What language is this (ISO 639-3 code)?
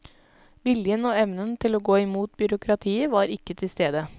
nor